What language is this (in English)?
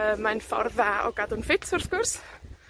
Welsh